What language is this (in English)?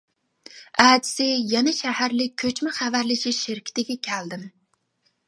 Uyghur